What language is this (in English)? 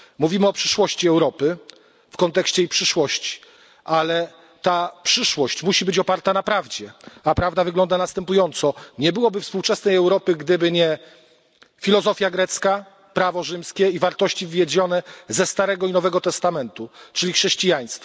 Polish